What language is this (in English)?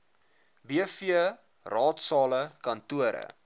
Afrikaans